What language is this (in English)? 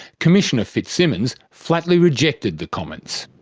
English